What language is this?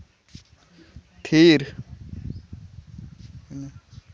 Santali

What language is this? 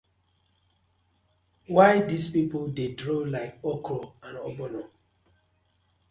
Nigerian Pidgin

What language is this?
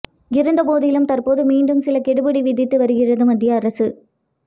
Tamil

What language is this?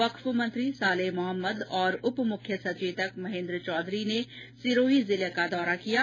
Hindi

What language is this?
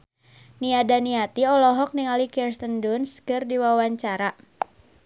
Sundanese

